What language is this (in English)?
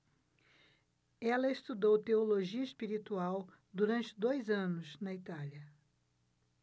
Portuguese